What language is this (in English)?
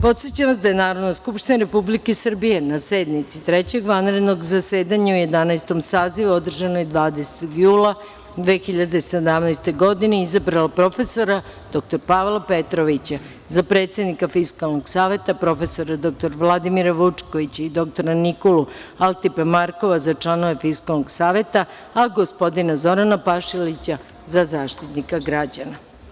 Serbian